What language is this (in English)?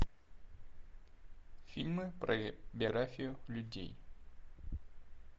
Russian